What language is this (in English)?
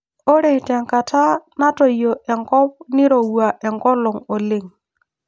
Masai